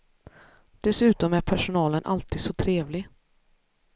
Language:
Swedish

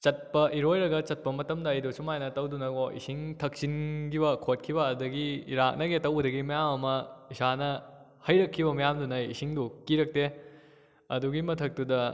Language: Manipuri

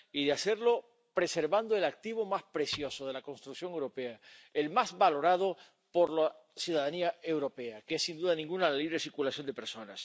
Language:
Spanish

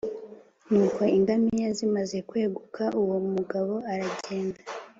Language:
Kinyarwanda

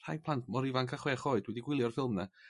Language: Welsh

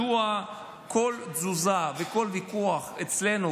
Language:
Hebrew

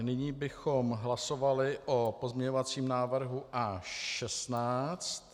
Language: Czech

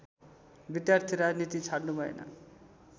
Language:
Nepali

